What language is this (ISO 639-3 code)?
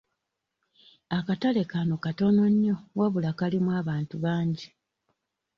lug